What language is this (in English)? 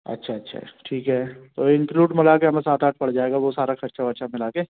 Hindi